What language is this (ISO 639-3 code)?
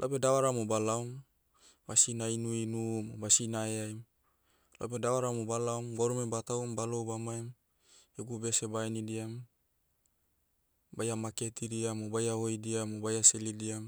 meu